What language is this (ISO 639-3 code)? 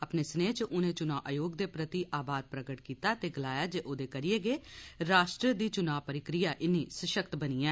doi